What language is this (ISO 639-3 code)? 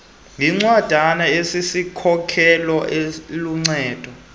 xho